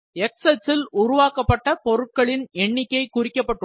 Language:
Tamil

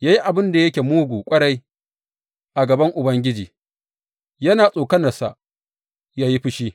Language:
Hausa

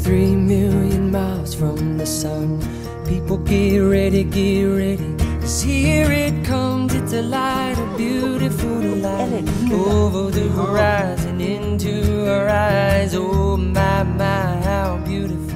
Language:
Portuguese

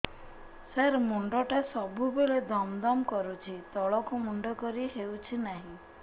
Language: Odia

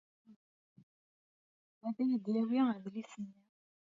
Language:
Kabyle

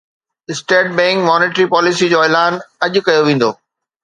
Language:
Sindhi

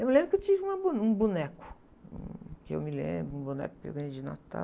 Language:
Portuguese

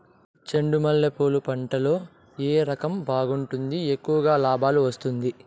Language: Telugu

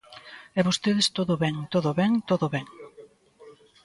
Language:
Galician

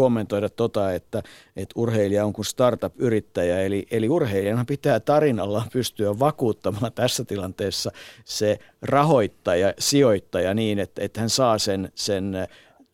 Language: Finnish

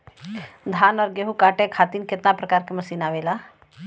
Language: Bhojpuri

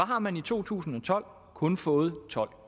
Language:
Danish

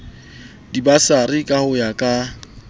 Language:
Southern Sotho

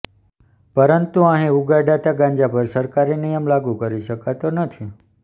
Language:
Gujarati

